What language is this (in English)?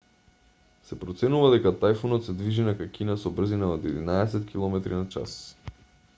Macedonian